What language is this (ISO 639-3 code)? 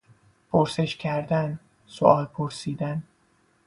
fas